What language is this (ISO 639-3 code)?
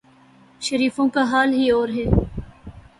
urd